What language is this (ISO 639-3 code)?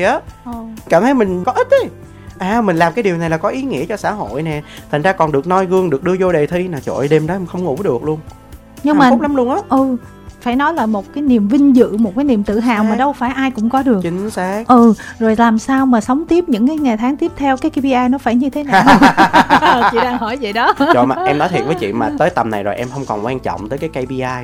vie